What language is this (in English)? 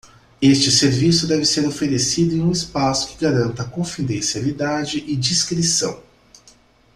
Portuguese